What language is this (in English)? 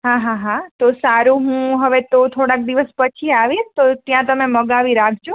Gujarati